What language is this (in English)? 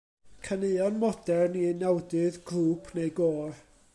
Welsh